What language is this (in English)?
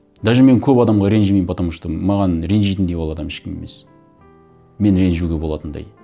Kazakh